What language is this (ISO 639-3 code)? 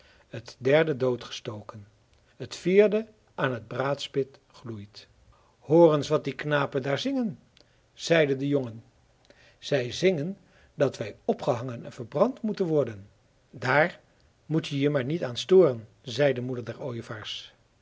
nld